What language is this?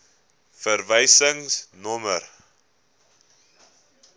Afrikaans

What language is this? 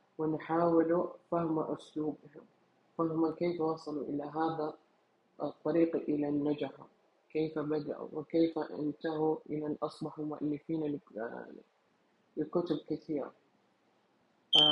Arabic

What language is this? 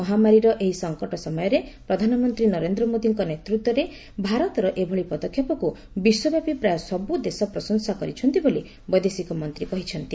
Odia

